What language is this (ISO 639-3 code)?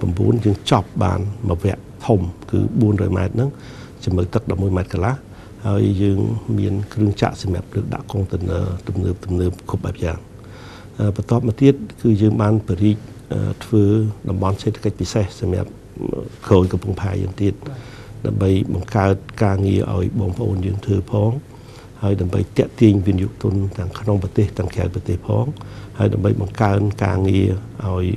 tha